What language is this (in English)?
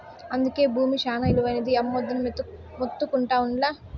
Telugu